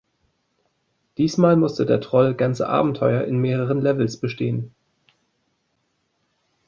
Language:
German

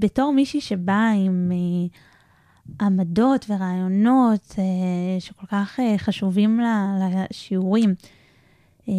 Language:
Hebrew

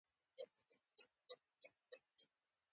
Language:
Pashto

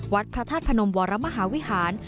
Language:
Thai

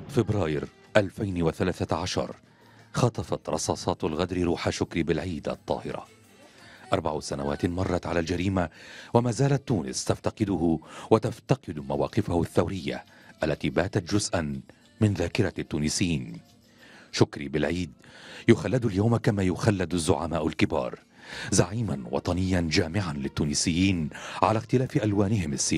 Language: Arabic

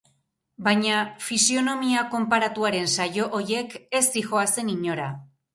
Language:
Basque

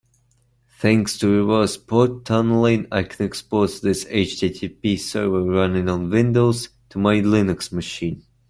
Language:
English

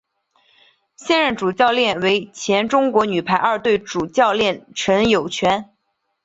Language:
Chinese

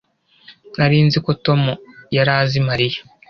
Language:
Kinyarwanda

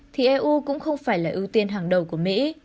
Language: Vietnamese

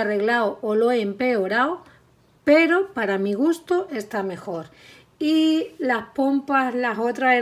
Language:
Spanish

